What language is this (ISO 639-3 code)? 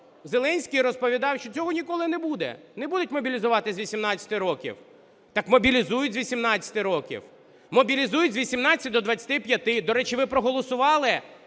ukr